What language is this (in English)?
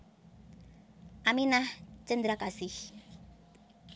Javanese